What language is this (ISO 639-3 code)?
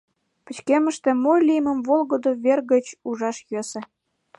chm